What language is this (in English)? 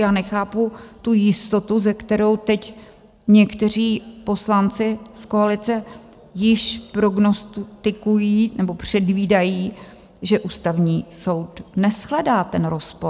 Czech